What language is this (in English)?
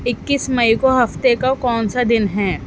Urdu